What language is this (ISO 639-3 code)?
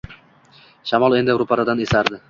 uzb